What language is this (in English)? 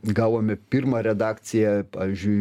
Lithuanian